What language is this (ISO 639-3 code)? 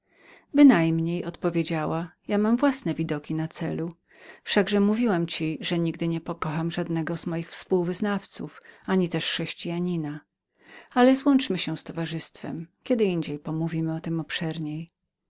pol